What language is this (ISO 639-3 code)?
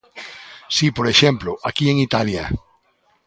glg